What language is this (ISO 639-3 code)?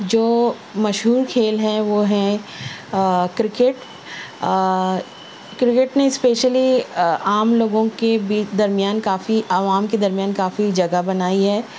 urd